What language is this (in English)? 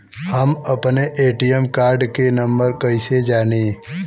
Bhojpuri